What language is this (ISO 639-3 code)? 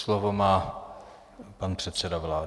ces